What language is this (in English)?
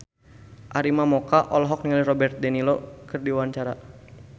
Sundanese